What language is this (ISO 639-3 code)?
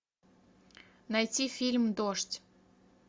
rus